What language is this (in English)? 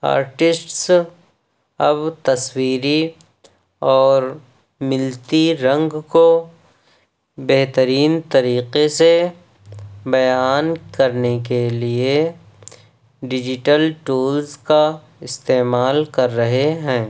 Urdu